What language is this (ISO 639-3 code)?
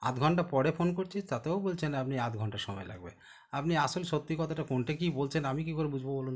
ben